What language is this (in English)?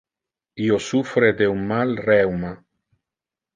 Interlingua